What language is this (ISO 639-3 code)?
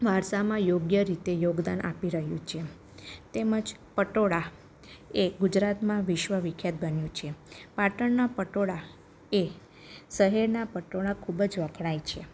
guj